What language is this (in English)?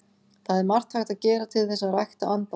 Icelandic